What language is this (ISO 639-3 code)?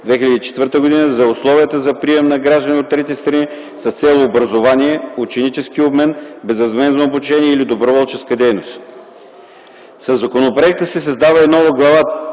bul